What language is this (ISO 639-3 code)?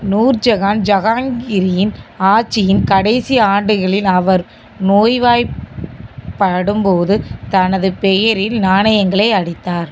tam